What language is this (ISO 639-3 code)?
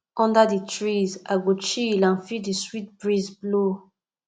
pcm